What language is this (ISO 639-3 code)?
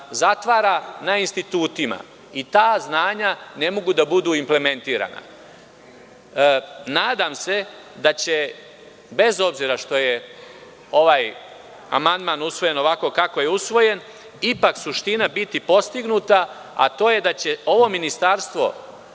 srp